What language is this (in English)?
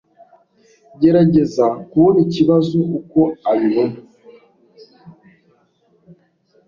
Kinyarwanda